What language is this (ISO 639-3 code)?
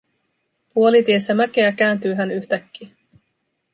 fin